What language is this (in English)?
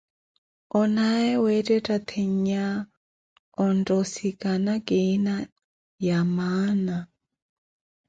Koti